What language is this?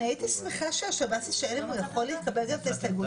Hebrew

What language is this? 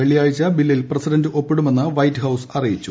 Malayalam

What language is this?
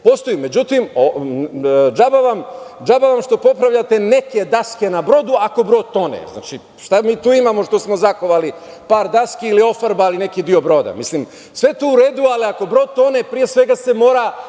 Serbian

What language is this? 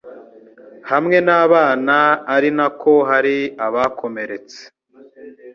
Kinyarwanda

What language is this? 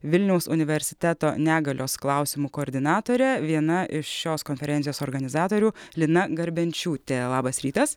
Lithuanian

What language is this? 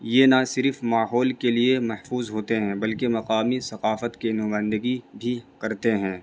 Urdu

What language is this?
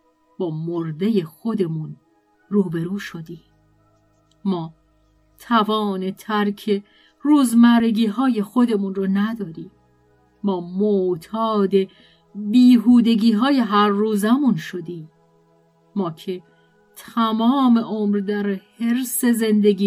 Persian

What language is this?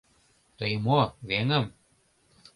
Mari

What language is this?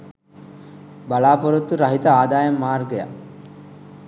Sinhala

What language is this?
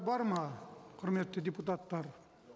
Kazakh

